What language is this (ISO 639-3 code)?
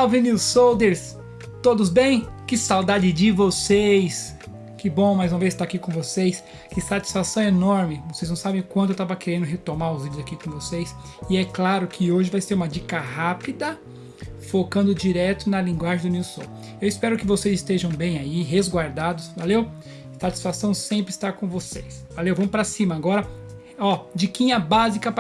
por